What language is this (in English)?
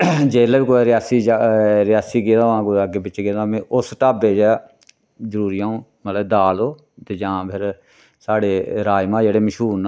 Dogri